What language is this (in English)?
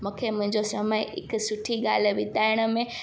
Sindhi